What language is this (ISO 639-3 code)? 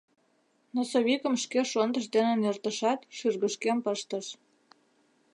chm